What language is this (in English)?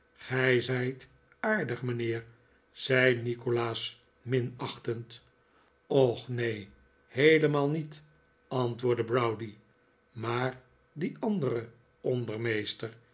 Dutch